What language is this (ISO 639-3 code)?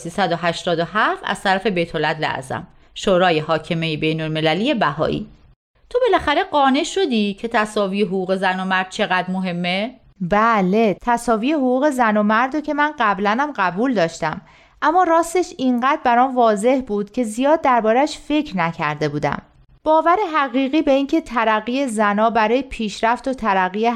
fas